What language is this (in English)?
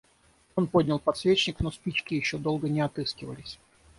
Russian